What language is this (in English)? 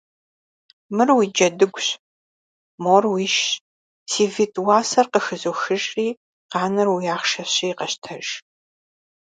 Kabardian